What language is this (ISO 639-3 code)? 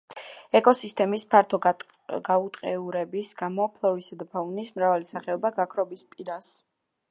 kat